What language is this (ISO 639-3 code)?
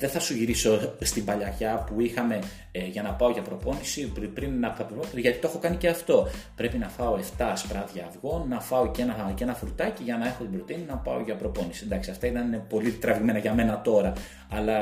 ell